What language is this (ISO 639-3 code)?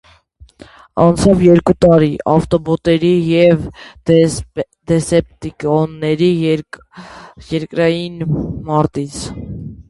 hye